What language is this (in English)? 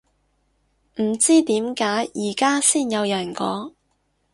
Cantonese